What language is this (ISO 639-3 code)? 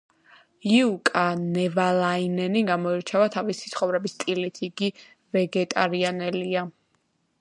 kat